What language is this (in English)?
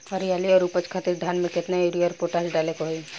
Bhojpuri